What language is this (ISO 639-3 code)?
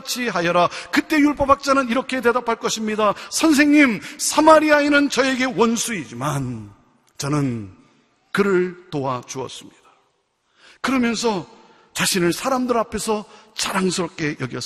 kor